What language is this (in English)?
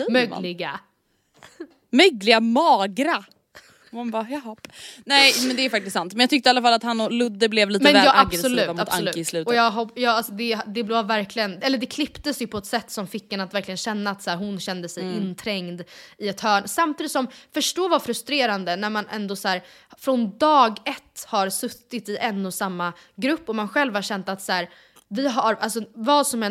Swedish